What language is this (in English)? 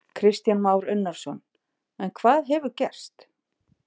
Icelandic